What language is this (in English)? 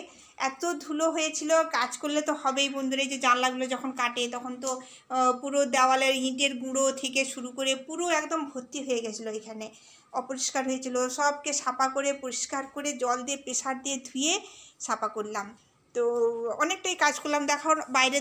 Bangla